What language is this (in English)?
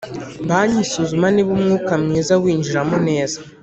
Kinyarwanda